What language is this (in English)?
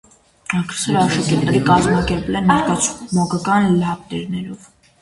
Armenian